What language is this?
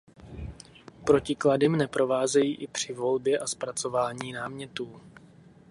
Czech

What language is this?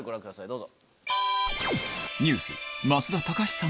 Japanese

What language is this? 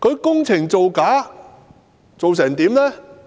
Cantonese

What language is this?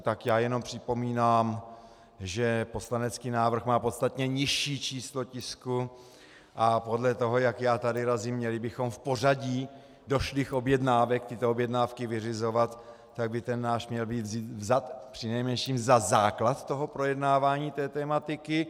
Czech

